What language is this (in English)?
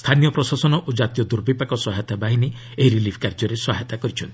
Odia